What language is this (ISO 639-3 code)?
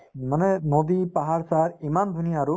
asm